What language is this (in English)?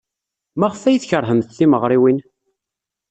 Kabyle